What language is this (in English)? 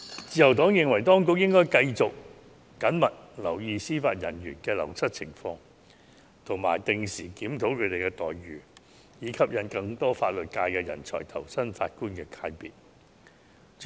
Cantonese